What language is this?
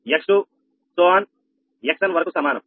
Telugu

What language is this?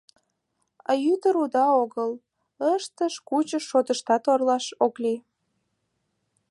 Mari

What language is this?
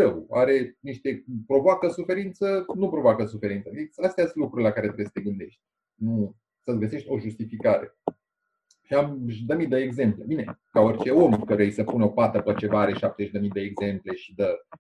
Romanian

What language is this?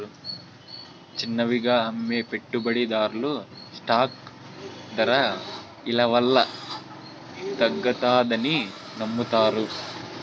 Telugu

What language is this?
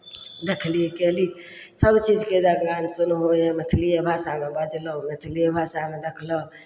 Maithili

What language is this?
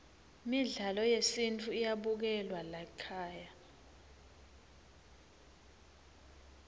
Swati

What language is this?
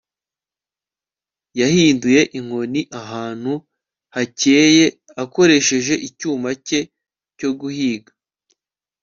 Kinyarwanda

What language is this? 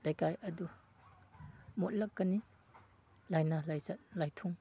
Manipuri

